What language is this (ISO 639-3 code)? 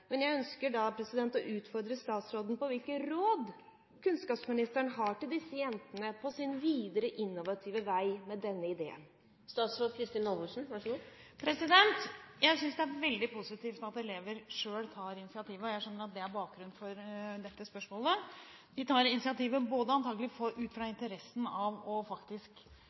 nob